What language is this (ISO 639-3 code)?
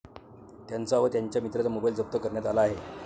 mar